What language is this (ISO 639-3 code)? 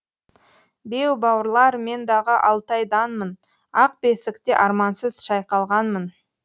kaz